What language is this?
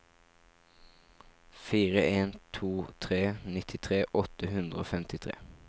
Norwegian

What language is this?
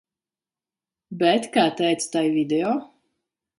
Latvian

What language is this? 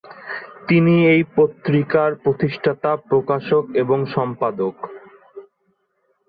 Bangla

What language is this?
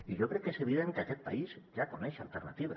Catalan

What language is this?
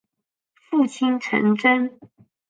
Chinese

